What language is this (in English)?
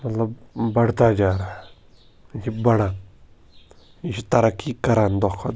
Kashmiri